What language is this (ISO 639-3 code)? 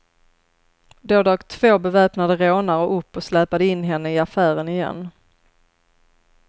swe